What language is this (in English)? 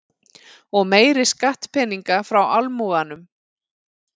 Icelandic